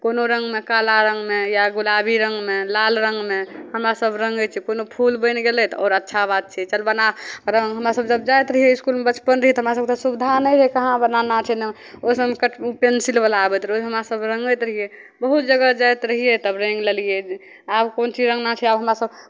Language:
Maithili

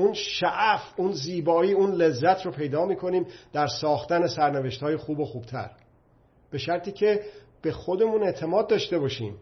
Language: Persian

